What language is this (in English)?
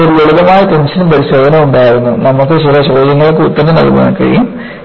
Malayalam